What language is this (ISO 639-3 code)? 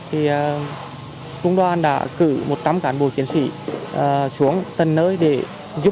vie